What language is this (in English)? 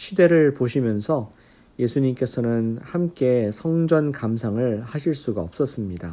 Korean